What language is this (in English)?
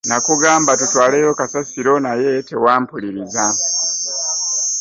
Ganda